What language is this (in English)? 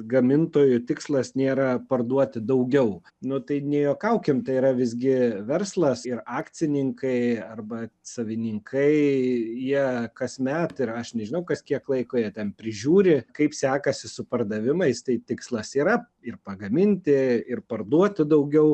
Lithuanian